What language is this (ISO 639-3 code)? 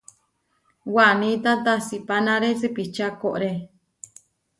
var